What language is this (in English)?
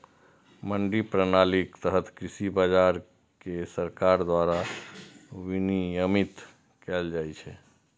Maithili